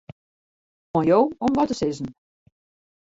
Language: Western Frisian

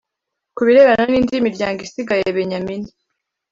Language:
Kinyarwanda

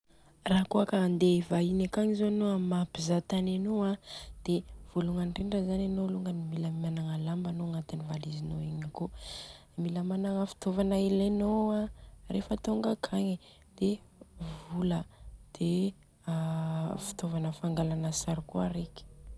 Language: Southern Betsimisaraka Malagasy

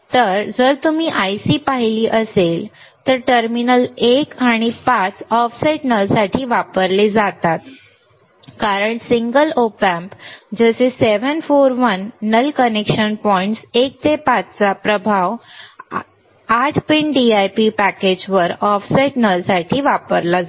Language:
Marathi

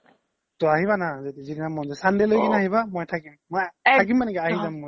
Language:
Assamese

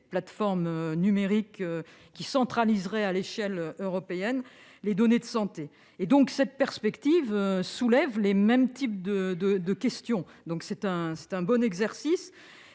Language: French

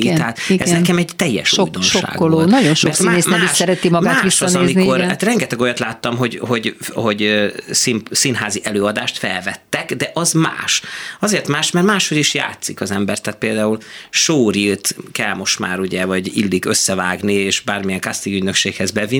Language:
Hungarian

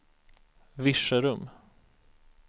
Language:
Swedish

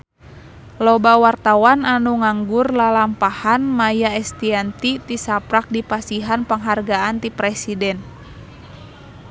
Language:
Sundanese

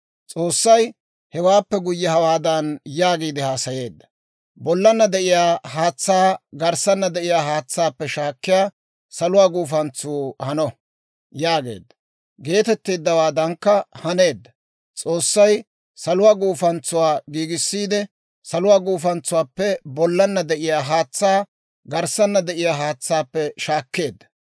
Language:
Dawro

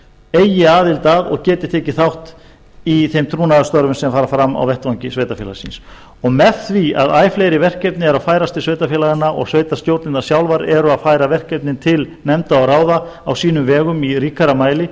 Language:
Icelandic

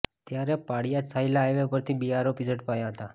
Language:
Gujarati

